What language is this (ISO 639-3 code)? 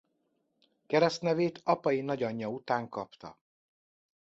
hun